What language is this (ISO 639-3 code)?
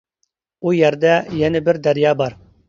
uig